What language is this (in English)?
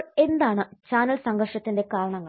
Malayalam